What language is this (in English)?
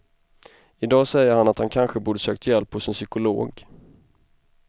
Swedish